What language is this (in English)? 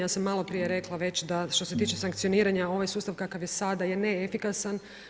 Croatian